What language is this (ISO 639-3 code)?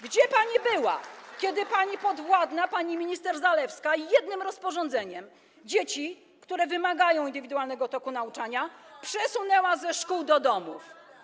pol